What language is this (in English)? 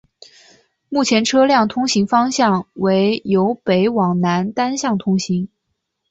Chinese